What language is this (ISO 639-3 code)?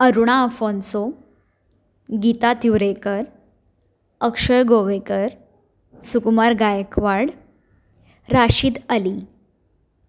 kok